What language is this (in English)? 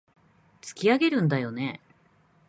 Japanese